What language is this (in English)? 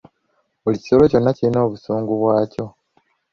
Ganda